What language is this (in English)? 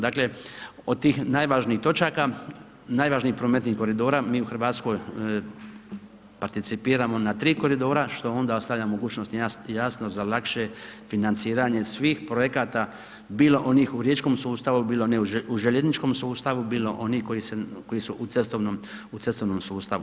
Croatian